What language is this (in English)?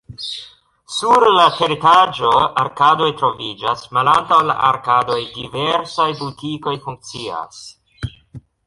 Esperanto